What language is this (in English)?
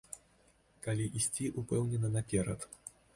Belarusian